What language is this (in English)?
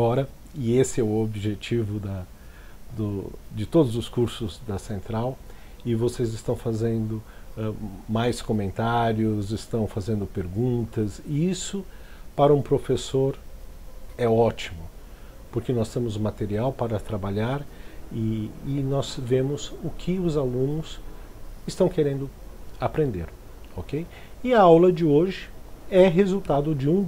Portuguese